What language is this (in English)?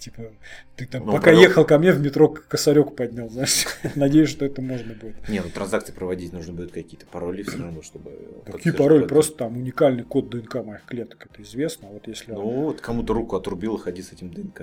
Russian